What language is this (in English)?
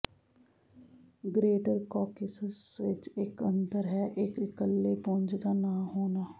Punjabi